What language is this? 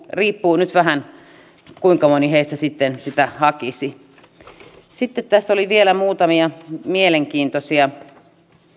Finnish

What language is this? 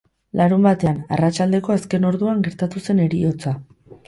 Basque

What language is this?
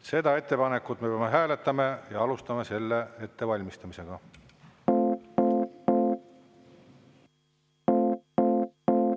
Estonian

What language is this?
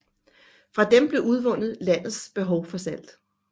Danish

